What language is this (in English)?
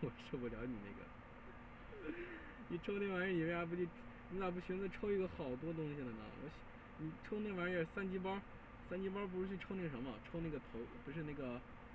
Chinese